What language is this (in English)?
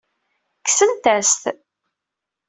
Kabyle